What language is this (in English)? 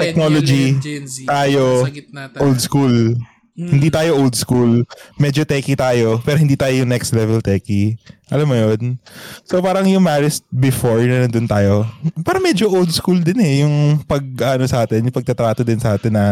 Filipino